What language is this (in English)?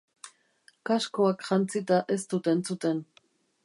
Basque